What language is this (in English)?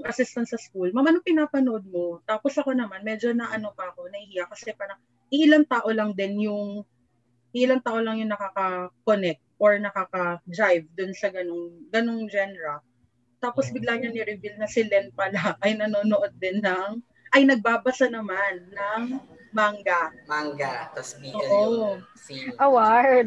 Filipino